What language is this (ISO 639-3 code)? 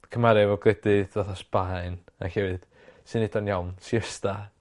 cym